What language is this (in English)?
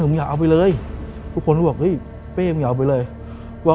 Thai